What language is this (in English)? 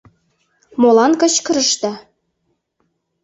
Mari